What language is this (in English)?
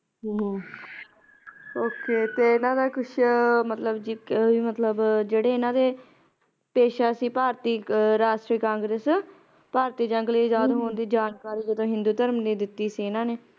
Punjabi